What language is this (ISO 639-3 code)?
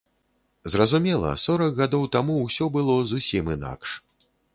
bel